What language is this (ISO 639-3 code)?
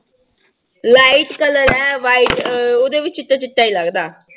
pan